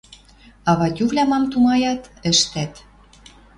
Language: Western Mari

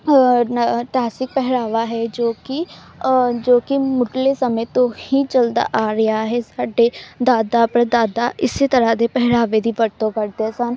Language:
Punjabi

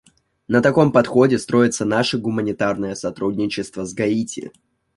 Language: Russian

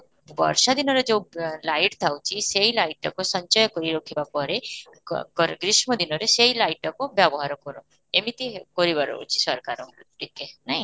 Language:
Odia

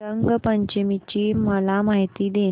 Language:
Marathi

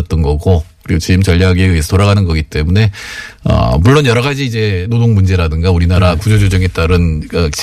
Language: Korean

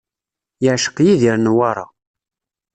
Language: Kabyle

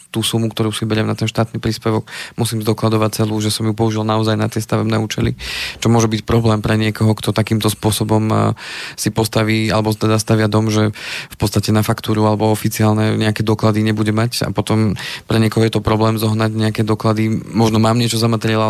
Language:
Slovak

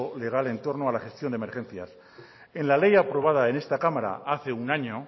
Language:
Spanish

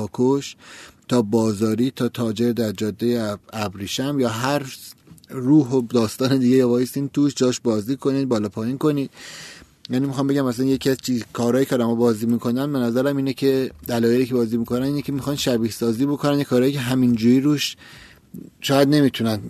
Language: Persian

